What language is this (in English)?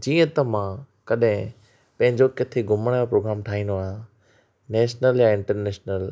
Sindhi